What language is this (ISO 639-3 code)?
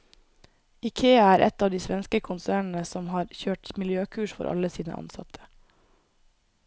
nor